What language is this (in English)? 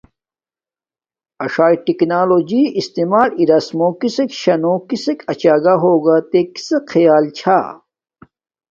Domaaki